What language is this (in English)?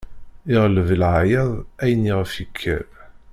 Kabyle